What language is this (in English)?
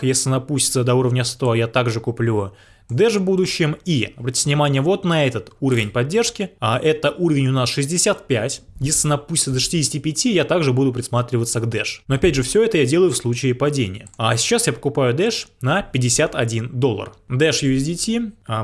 Russian